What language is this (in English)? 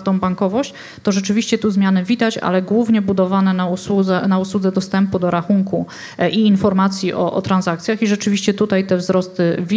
Polish